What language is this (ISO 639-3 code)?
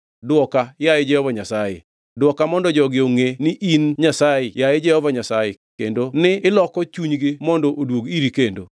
luo